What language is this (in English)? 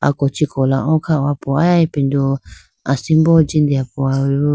Idu-Mishmi